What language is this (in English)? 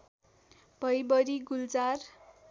Nepali